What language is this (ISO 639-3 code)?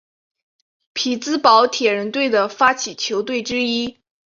zho